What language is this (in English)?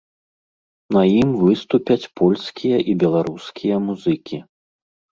Belarusian